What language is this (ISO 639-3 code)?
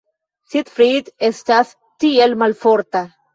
epo